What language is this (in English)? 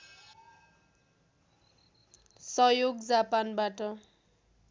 Nepali